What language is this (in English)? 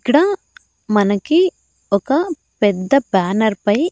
Telugu